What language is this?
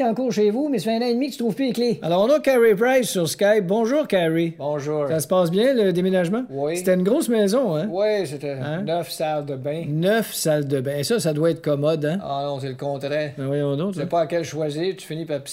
French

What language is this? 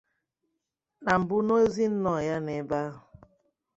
Igbo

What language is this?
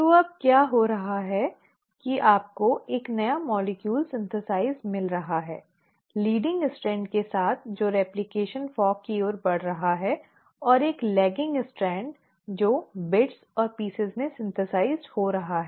Hindi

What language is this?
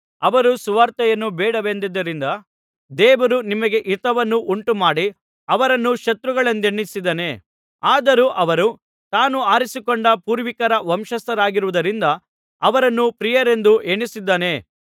Kannada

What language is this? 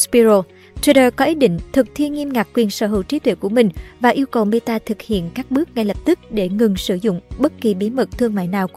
Vietnamese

